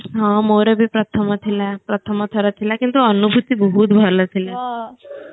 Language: Odia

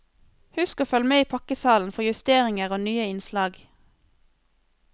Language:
Norwegian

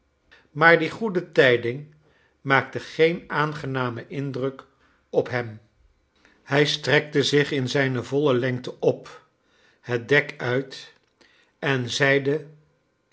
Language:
Dutch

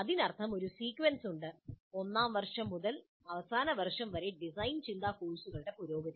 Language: Malayalam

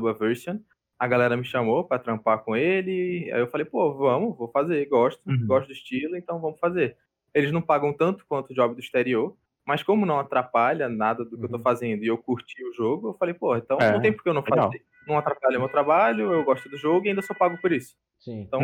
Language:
Portuguese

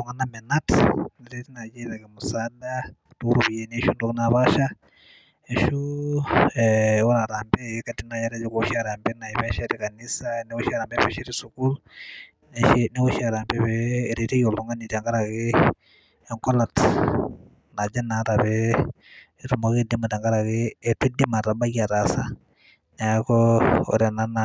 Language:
Masai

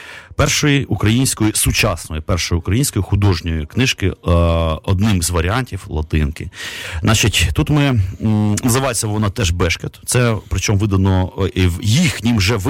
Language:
Ukrainian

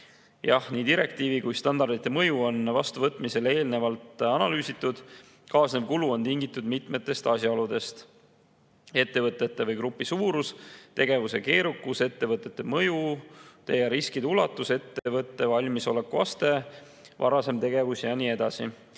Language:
Estonian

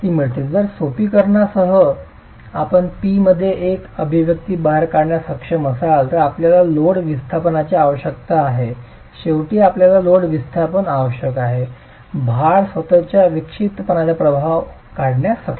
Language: Marathi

